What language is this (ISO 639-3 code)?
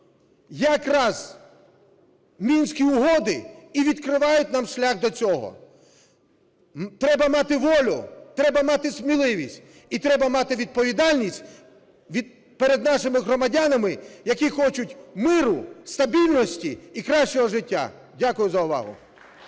ukr